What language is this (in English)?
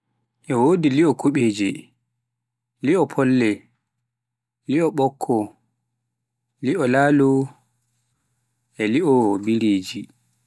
Pular